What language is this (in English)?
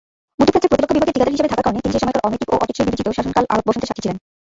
Bangla